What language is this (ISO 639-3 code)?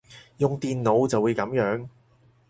yue